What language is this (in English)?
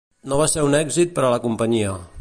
Catalan